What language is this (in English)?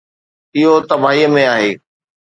Sindhi